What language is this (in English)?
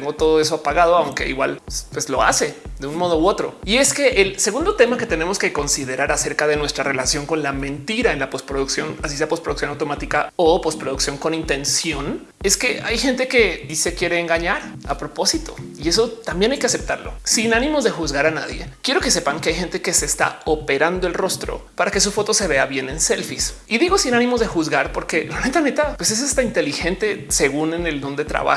Spanish